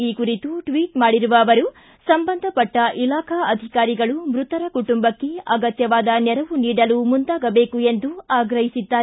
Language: Kannada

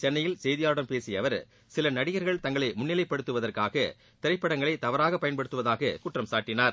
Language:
Tamil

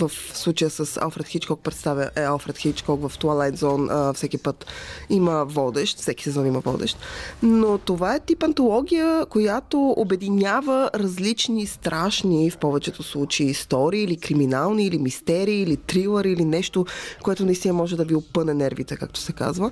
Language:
Bulgarian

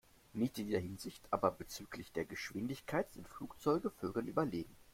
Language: German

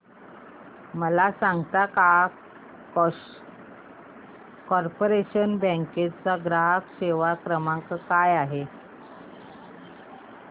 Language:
Marathi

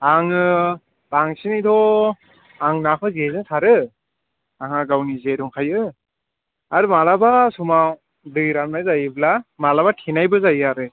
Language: Bodo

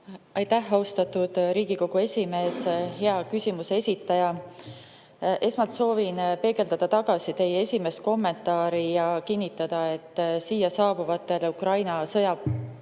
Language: Estonian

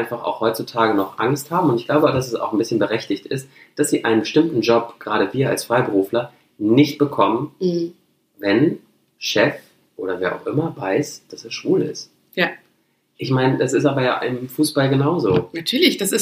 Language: German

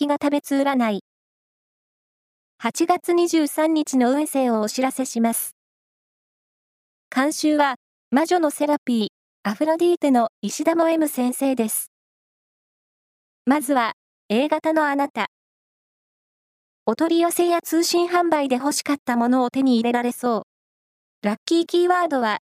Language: Japanese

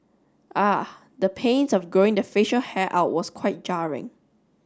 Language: English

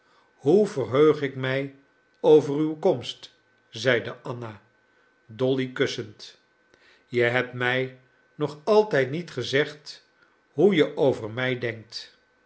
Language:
Dutch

